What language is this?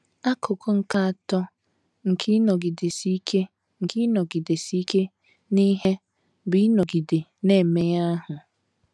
Igbo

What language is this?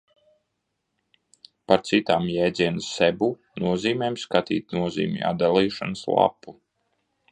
Latvian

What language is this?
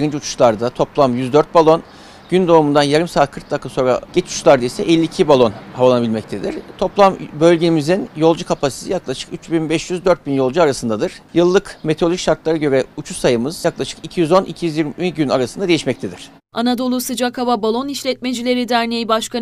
Turkish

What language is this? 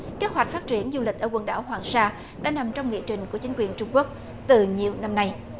Vietnamese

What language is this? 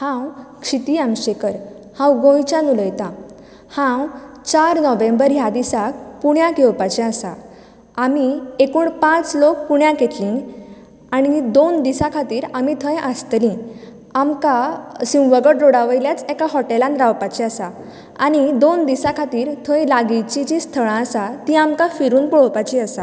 Konkani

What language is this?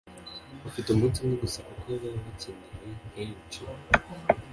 Kinyarwanda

